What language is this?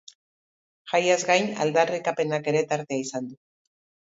Basque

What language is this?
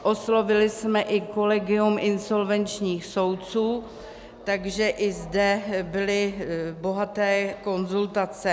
Czech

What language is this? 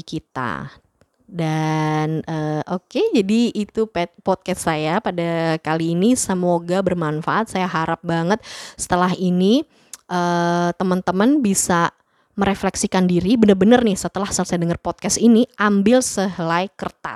Indonesian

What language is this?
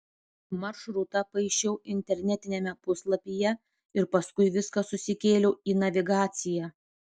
Lithuanian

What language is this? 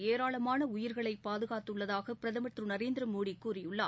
Tamil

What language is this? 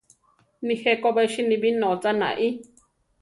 Central Tarahumara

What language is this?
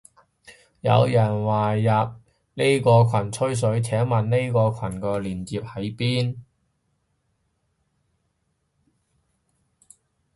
Cantonese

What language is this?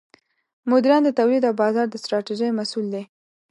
Pashto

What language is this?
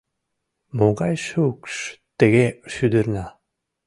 Mari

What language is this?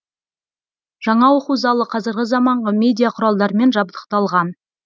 Kazakh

